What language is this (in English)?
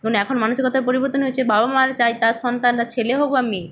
Bangla